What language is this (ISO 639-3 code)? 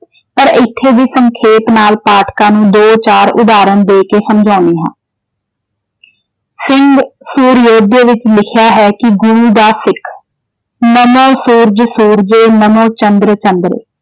pan